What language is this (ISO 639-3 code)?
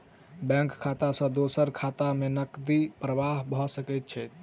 mai